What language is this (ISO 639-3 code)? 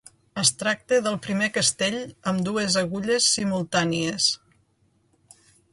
cat